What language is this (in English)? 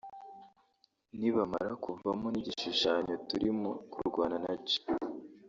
Kinyarwanda